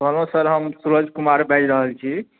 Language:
Maithili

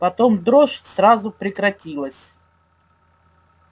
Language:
Russian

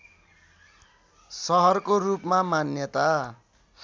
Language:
Nepali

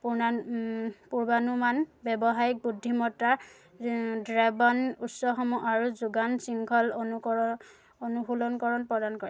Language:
Assamese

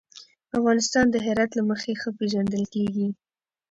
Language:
Pashto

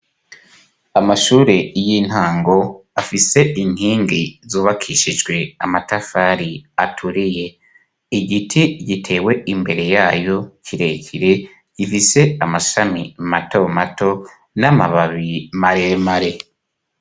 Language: Rundi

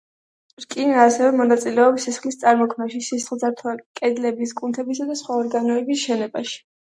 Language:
Georgian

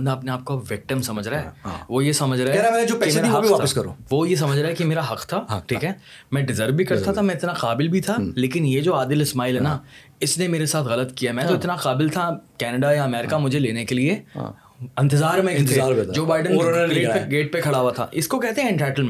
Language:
Urdu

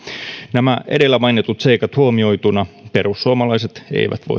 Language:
Finnish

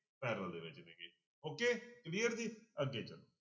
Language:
Punjabi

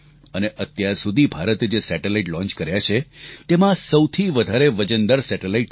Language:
Gujarati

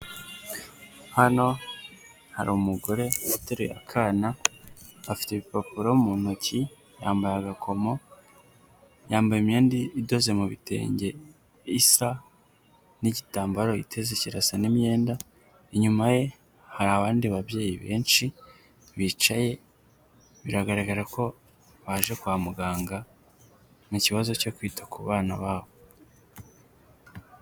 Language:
Kinyarwanda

